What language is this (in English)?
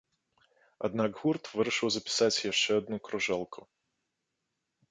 Belarusian